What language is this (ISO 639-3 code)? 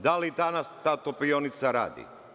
srp